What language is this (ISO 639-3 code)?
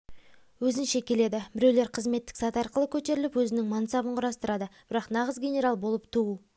kaz